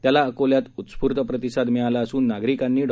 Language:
Marathi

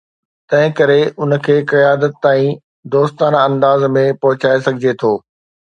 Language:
Sindhi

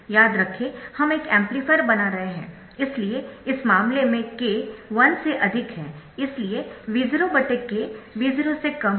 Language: Hindi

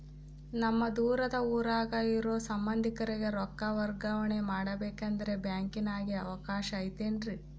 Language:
Kannada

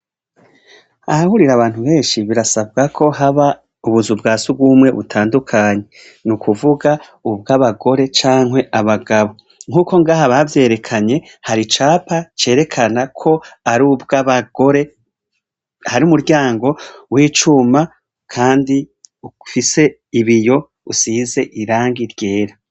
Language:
Rundi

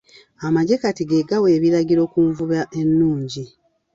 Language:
Ganda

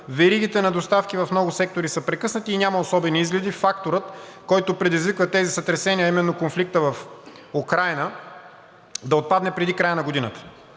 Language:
Bulgarian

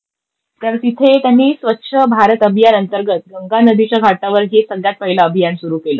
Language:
Marathi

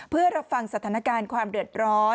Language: Thai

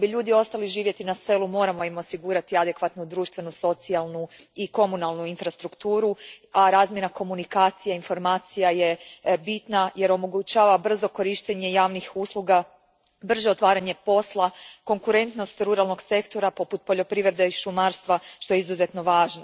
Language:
Croatian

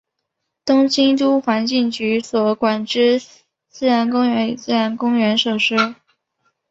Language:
Chinese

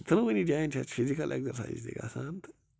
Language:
Kashmiri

